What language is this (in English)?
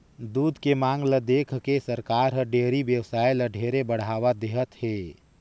Chhattisgarhi